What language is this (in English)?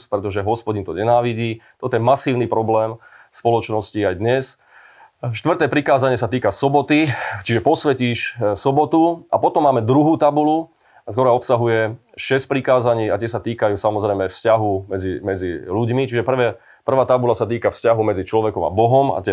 Slovak